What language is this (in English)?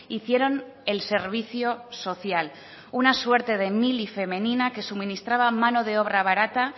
Spanish